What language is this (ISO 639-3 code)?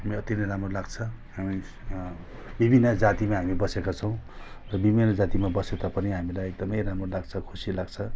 nep